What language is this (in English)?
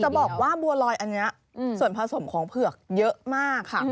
Thai